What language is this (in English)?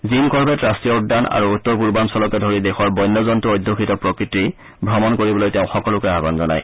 Assamese